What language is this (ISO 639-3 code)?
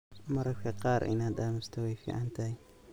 som